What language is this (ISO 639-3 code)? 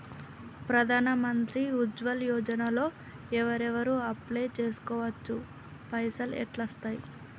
tel